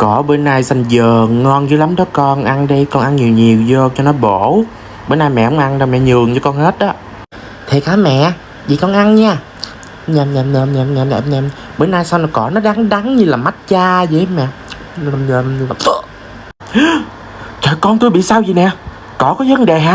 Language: Vietnamese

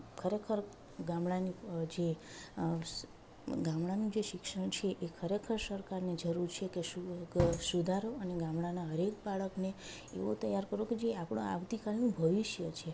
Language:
Gujarati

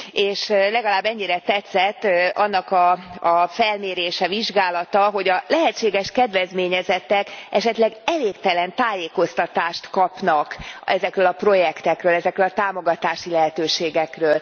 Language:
Hungarian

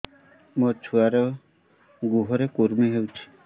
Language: Odia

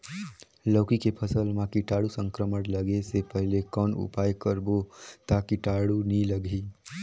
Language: Chhattisgarhi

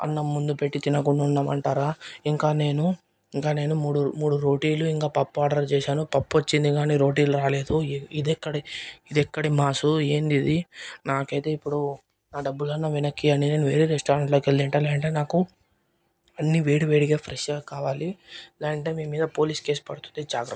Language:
Telugu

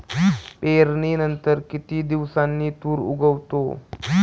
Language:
Marathi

